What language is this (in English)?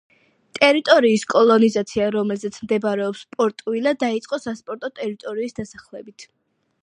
Georgian